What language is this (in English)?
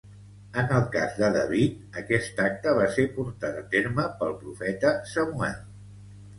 Catalan